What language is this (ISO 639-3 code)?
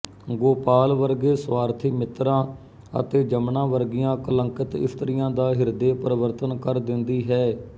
pan